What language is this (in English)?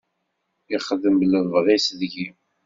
Kabyle